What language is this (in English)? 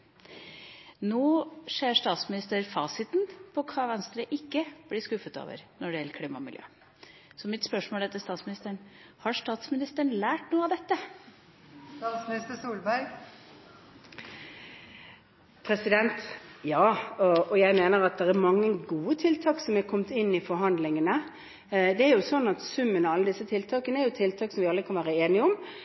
Norwegian Bokmål